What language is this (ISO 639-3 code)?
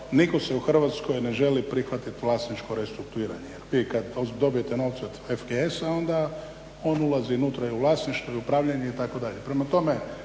hrv